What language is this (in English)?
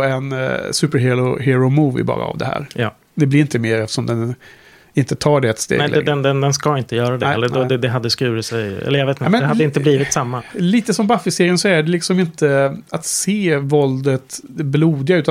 Swedish